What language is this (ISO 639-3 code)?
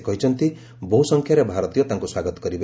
ori